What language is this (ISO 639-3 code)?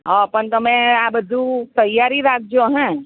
guj